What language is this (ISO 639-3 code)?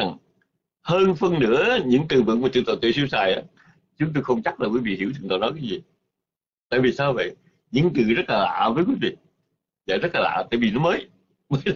vie